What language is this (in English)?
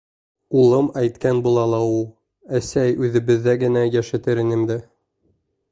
Bashkir